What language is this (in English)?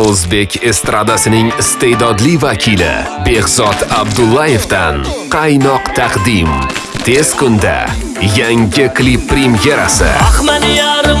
Uzbek